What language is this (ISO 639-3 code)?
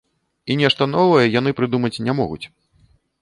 bel